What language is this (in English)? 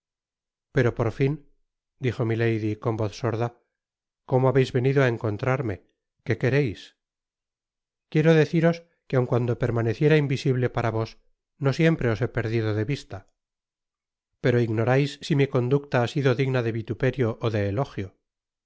Spanish